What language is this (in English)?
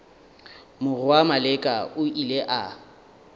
Northern Sotho